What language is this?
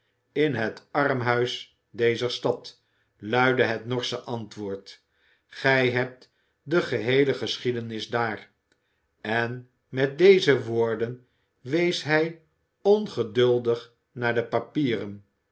Dutch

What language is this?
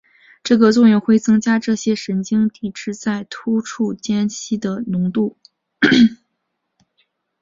Chinese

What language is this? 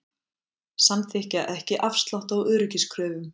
Icelandic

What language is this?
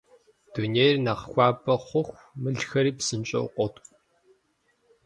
Kabardian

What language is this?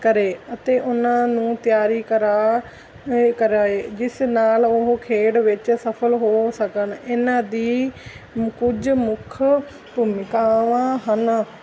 Punjabi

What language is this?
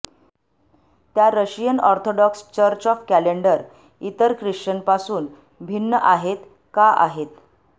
Marathi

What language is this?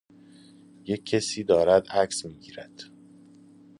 Persian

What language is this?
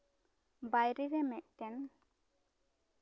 Santali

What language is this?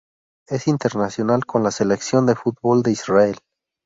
Spanish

